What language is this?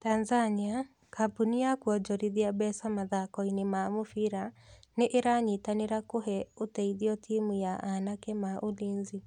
Kikuyu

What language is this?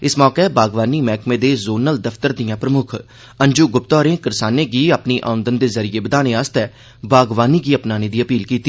Dogri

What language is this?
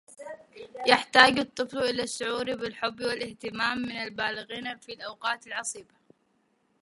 Arabic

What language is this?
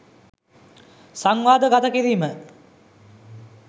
Sinhala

